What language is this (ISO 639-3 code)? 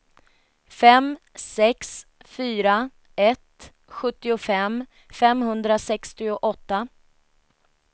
swe